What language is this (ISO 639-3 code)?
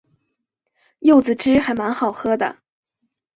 zho